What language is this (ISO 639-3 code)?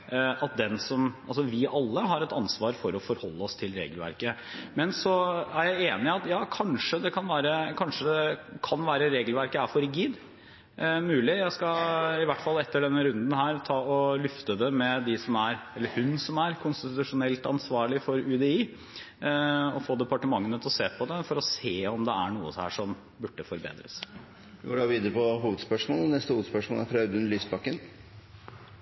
nor